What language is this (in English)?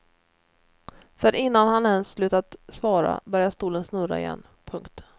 Swedish